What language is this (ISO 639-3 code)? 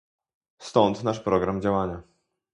pol